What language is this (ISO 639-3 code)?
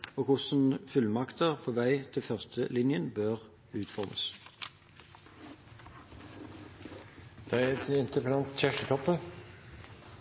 nor